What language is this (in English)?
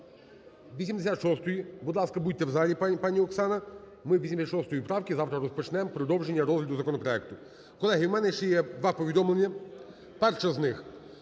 Ukrainian